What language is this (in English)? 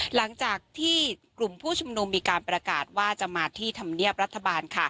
Thai